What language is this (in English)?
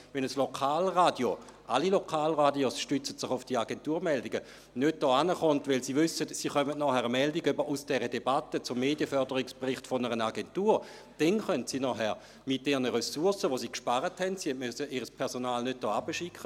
Swiss German